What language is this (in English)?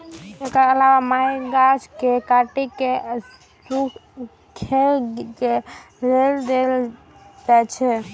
Maithili